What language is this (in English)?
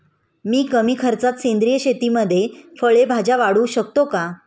Marathi